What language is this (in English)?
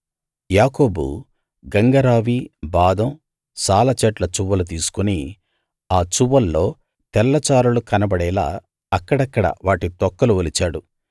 Telugu